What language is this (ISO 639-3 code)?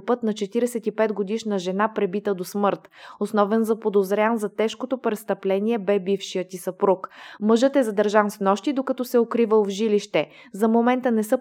bul